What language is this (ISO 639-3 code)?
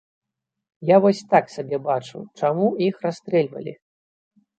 bel